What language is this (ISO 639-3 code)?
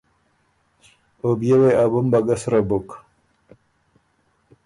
oru